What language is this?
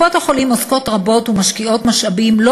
Hebrew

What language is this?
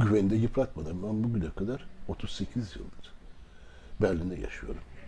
Turkish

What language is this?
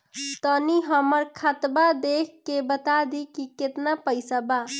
Bhojpuri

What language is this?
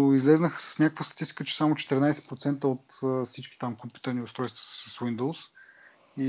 Bulgarian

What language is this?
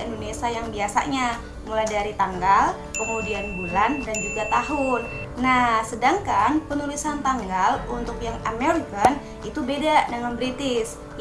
Indonesian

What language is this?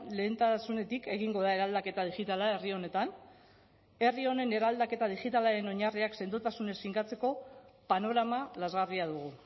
Basque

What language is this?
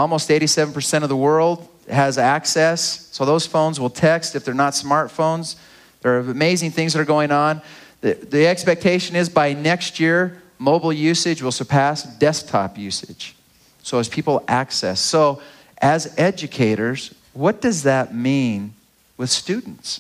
English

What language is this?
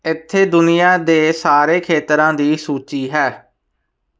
Punjabi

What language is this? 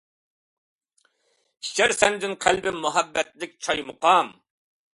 Uyghur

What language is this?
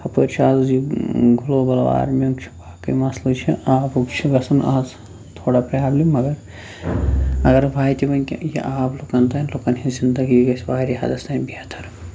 Kashmiri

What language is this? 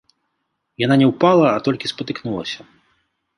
Belarusian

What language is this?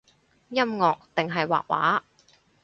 Cantonese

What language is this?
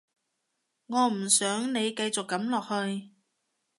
Cantonese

